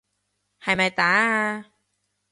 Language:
Cantonese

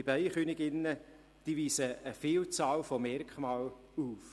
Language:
Swiss German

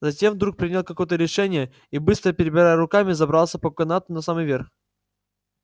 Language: Russian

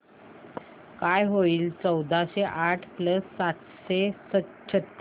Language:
Marathi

